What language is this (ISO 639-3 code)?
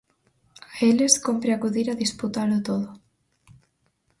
glg